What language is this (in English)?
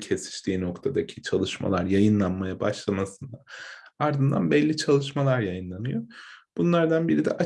Turkish